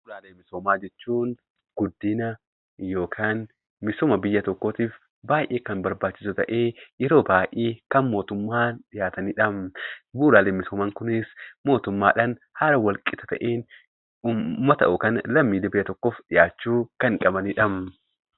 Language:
Oromo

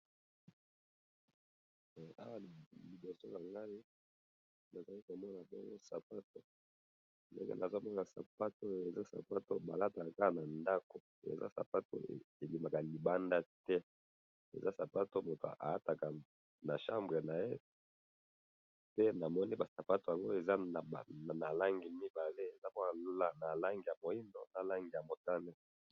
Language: Lingala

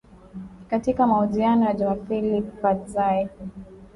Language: Swahili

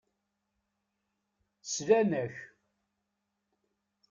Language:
Kabyle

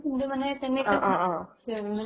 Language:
Assamese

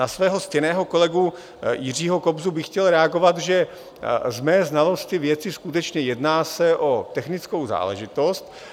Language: Czech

